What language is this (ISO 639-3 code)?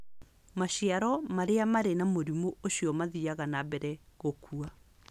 kik